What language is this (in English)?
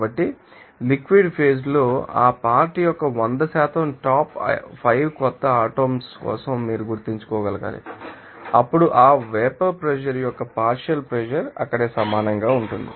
Telugu